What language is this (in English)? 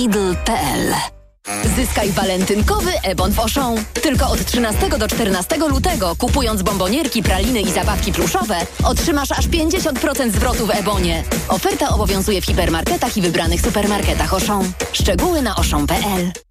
Polish